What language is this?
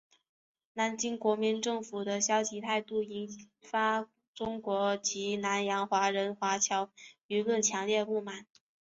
Chinese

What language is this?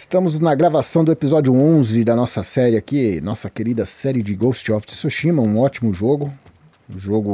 Portuguese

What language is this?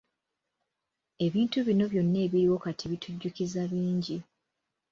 Ganda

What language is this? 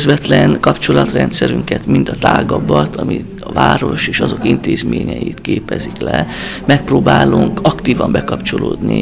Hungarian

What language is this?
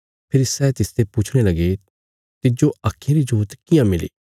Bilaspuri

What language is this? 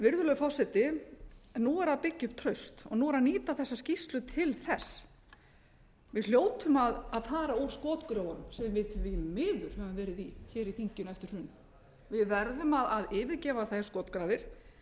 Icelandic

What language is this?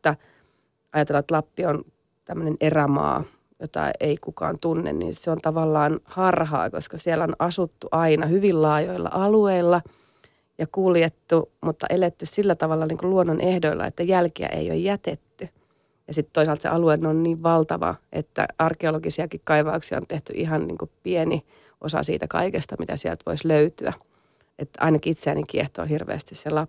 Finnish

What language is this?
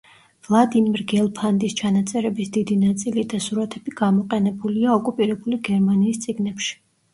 Georgian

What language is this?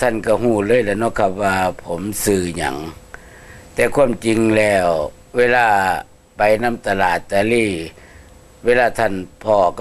Thai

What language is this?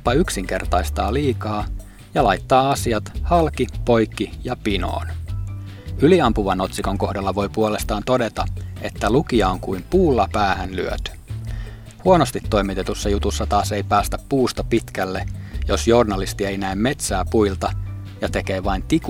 Finnish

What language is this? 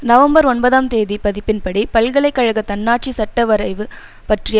Tamil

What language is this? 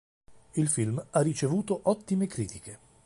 Italian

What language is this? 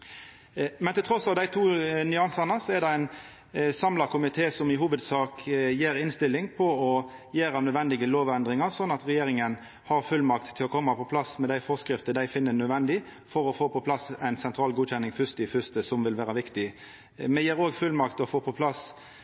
Norwegian Nynorsk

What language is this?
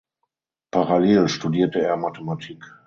German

